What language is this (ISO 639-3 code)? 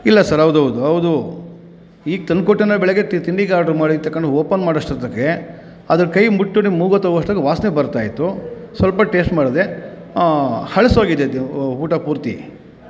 kan